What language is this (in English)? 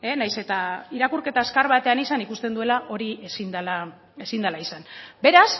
Basque